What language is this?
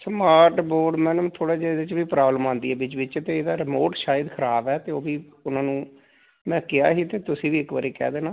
Punjabi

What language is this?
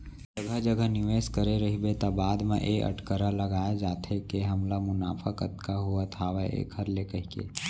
Chhattisgarhi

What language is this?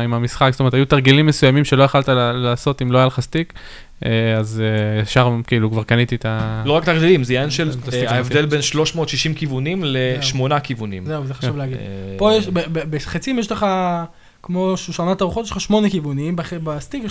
Hebrew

